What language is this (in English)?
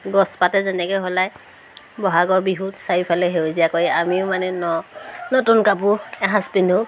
Assamese